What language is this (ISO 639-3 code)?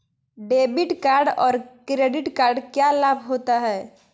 mag